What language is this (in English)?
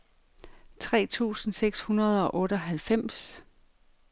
Danish